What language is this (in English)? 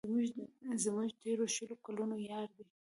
Pashto